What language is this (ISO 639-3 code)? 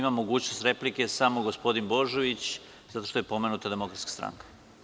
srp